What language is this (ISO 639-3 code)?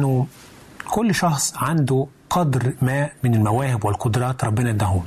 ara